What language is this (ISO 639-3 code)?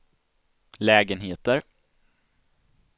swe